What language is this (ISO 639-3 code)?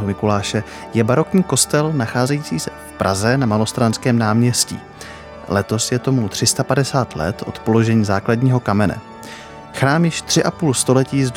ces